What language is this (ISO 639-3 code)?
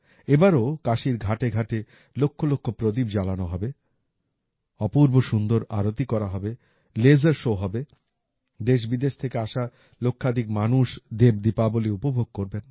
ben